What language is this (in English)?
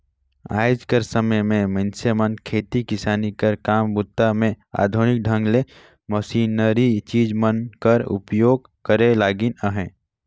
Chhattisgarhi